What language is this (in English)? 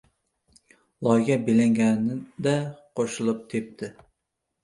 Uzbek